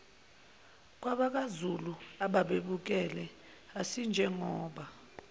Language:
Zulu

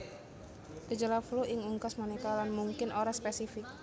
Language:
Javanese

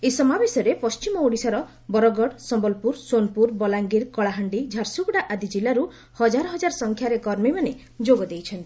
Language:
Odia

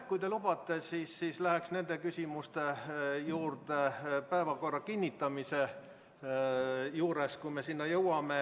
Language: Estonian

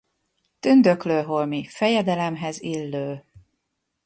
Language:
Hungarian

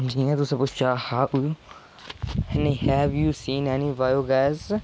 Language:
Dogri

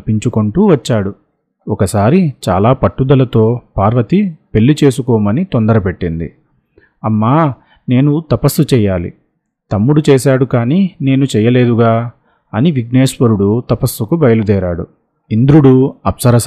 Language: Telugu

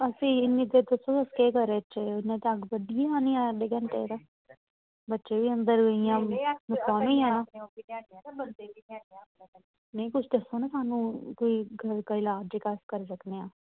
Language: Dogri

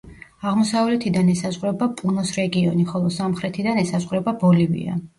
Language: Georgian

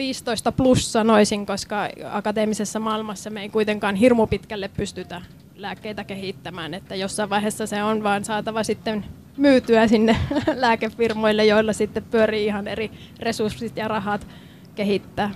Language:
Finnish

